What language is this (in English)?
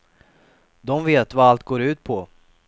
Swedish